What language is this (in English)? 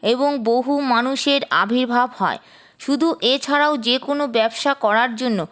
Bangla